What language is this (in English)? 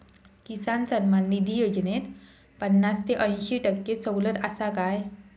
Marathi